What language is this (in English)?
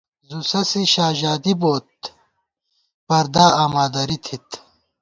Gawar-Bati